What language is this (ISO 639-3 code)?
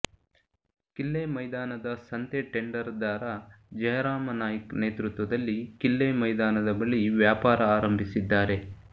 kan